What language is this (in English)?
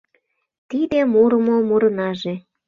Mari